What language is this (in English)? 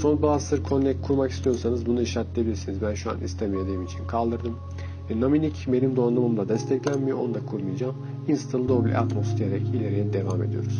Turkish